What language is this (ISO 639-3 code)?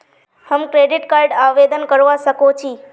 mag